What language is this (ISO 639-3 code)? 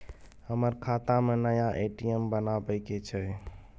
mai